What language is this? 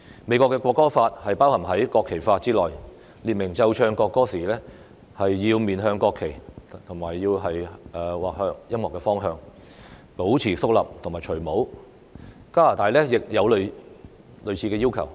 Cantonese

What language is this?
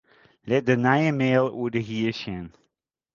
Western Frisian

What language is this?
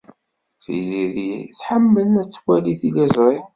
Kabyle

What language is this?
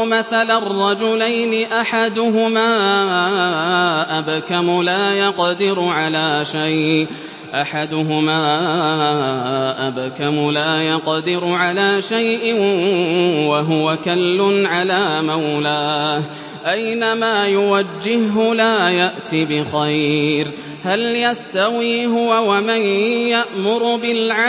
Arabic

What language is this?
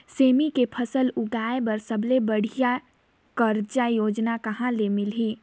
Chhattisgarhi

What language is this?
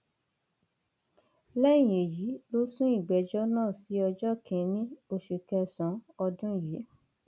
Yoruba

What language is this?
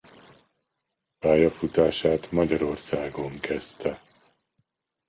Hungarian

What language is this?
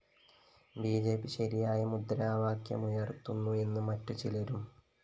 Malayalam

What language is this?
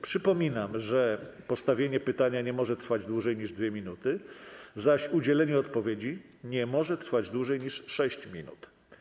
Polish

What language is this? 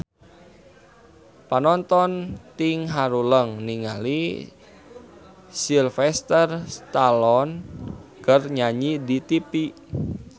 Sundanese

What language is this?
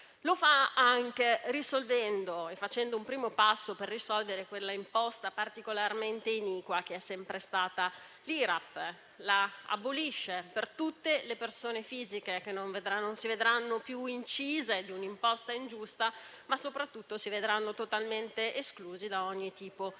Italian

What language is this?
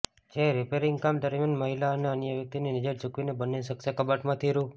Gujarati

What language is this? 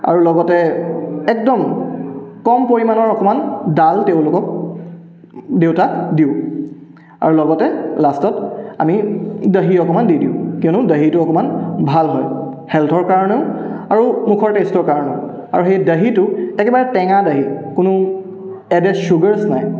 Assamese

